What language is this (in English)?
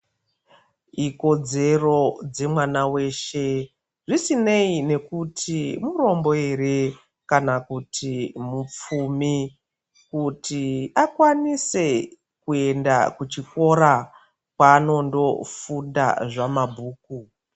Ndau